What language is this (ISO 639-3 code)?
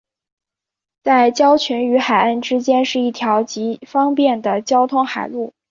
zho